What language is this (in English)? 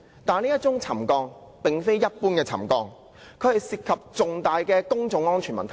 Cantonese